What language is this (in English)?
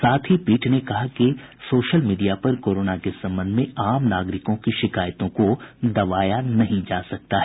Hindi